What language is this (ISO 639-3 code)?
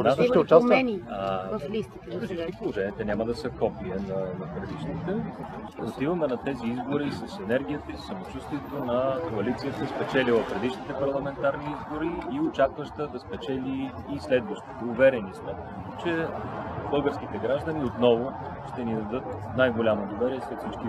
bul